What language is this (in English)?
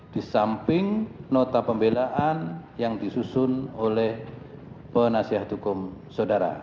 Indonesian